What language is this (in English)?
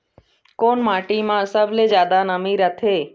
Chhattisgarhi